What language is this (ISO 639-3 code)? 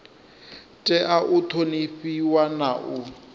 ven